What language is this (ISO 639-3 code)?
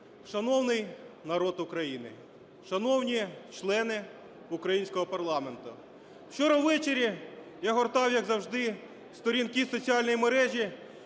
ukr